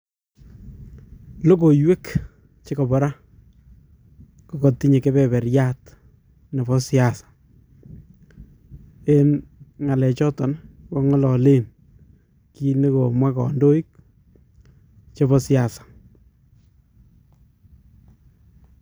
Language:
Kalenjin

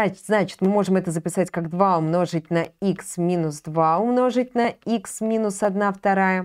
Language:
Russian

